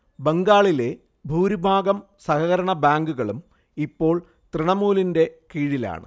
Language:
Malayalam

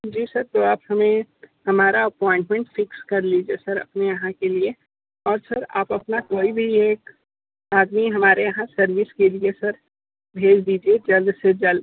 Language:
Hindi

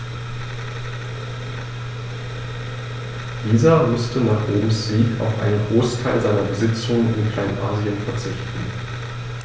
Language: German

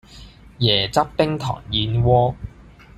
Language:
Cantonese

